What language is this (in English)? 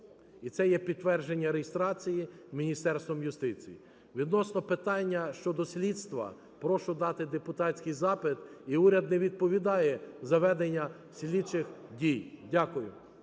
Ukrainian